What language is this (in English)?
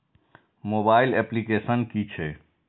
Maithili